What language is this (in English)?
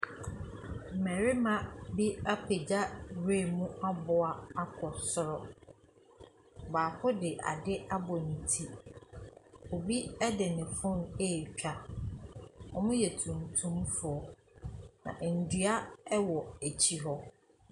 Akan